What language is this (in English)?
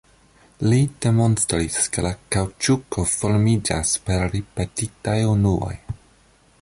Esperanto